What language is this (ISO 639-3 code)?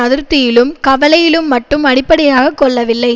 tam